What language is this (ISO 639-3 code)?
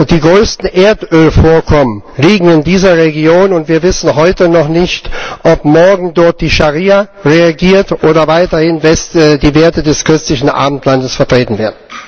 deu